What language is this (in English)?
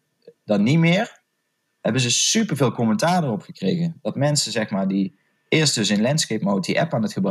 Dutch